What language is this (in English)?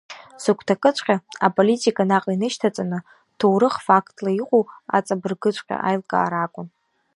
Abkhazian